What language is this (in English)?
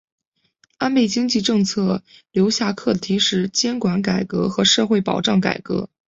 Chinese